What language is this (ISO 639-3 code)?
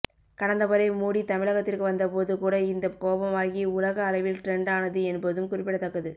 tam